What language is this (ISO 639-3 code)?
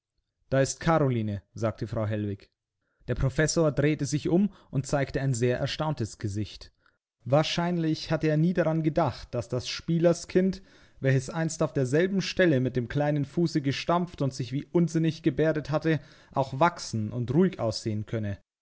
deu